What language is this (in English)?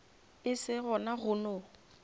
Northern Sotho